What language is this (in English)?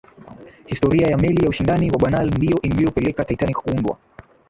Swahili